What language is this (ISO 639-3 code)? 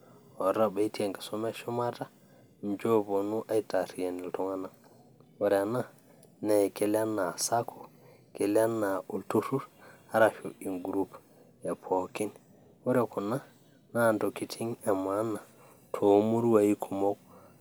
mas